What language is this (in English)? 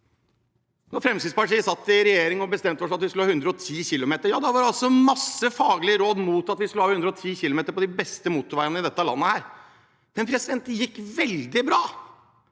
Norwegian